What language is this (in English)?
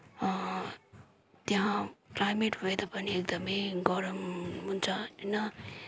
Nepali